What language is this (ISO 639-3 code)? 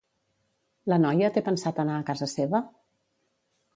cat